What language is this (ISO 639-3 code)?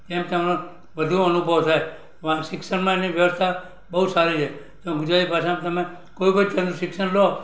guj